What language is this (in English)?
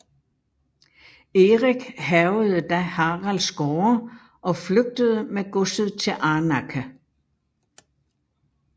Danish